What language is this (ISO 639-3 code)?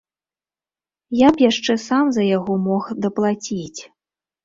bel